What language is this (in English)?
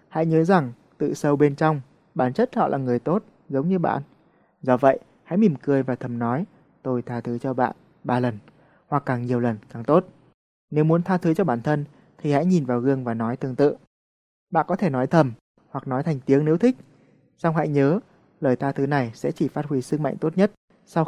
Vietnamese